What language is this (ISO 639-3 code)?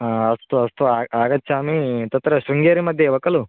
san